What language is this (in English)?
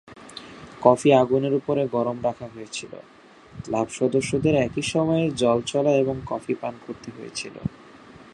Bangla